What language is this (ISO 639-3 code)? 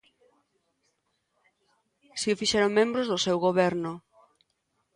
glg